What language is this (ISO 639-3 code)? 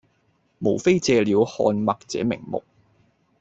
yue